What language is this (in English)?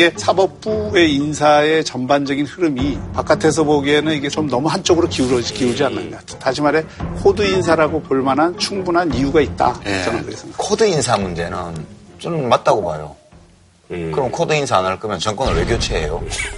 Korean